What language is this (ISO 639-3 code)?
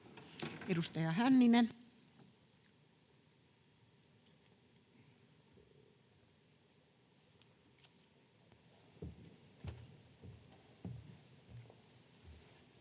fin